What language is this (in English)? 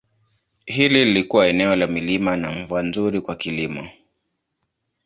Swahili